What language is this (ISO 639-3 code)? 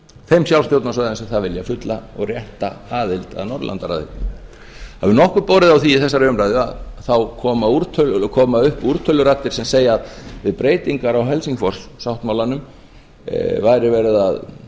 isl